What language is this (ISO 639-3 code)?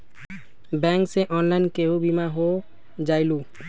mag